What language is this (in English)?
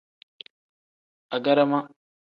Tem